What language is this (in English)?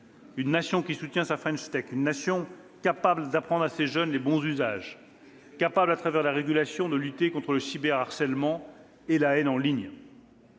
French